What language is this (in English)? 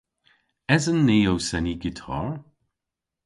Cornish